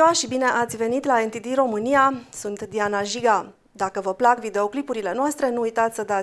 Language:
Romanian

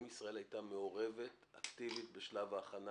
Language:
Hebrew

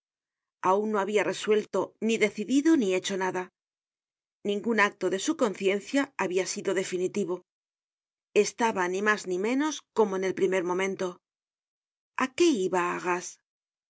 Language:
Spanish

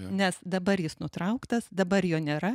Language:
Lithuanian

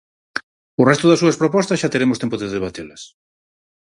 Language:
Galician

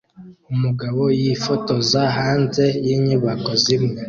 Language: Kinyarwanda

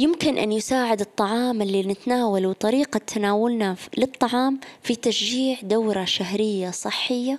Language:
Arabic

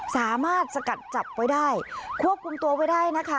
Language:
Thai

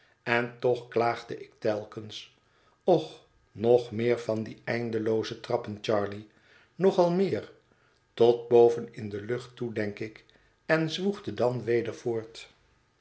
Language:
Dutch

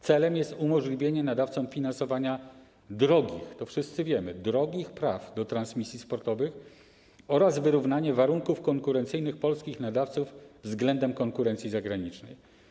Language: Polish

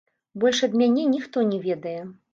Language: Belarusian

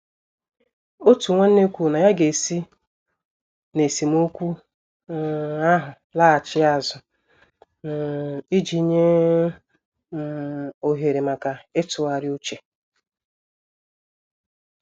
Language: Igbo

